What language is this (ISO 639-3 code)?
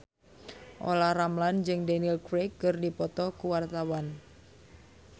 sun